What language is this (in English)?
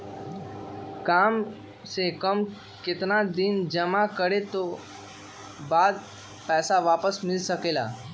Magahi